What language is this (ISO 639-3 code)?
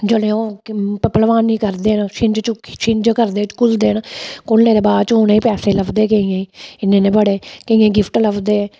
doi